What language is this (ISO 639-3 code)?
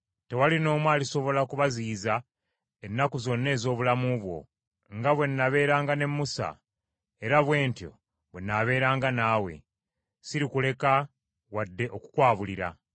lug